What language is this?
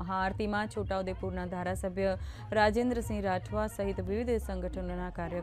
Hindi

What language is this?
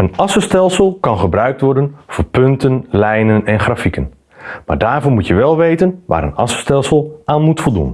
Dutch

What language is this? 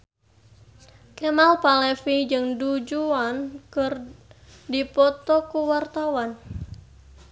Sundanese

